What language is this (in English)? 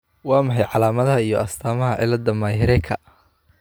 Somali